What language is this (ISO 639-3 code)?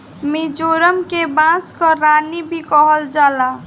bho